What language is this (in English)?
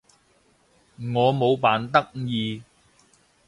Cantonese